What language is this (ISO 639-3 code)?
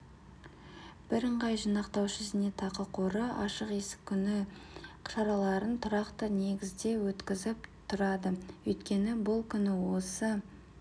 kaz